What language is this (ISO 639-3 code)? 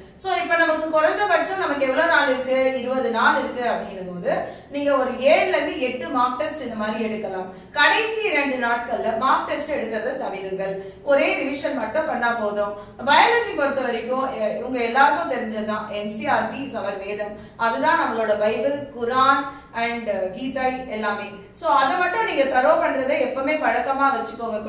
tam